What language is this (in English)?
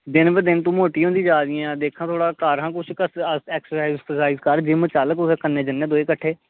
Dogri